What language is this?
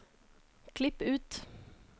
Norwegian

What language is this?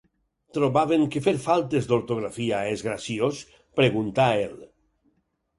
Catalan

